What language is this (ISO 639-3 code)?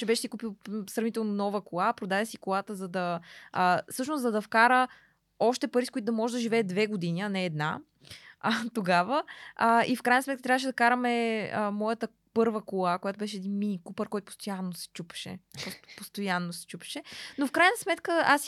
bul